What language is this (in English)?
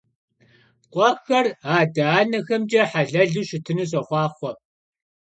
Kabardian